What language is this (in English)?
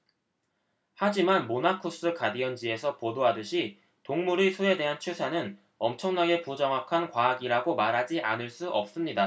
Korean